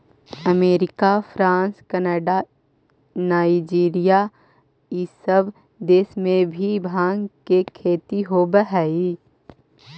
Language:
Magahi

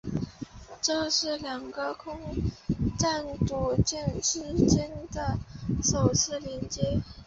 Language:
Chinese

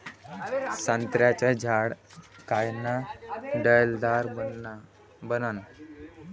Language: Marathi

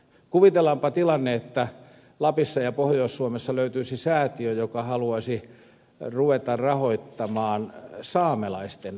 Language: Finnish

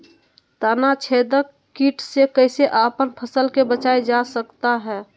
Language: Magahi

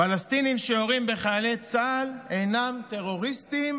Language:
Hebrew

